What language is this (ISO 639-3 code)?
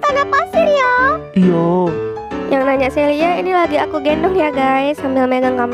ind